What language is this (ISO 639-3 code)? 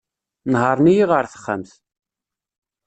kab